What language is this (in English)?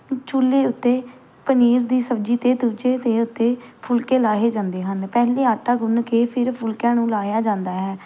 Punjabi